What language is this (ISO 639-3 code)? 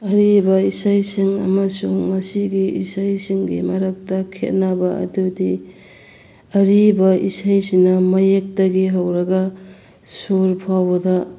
mni